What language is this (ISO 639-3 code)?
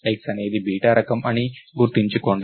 tel